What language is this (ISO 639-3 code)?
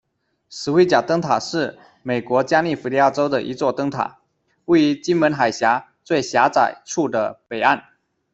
zho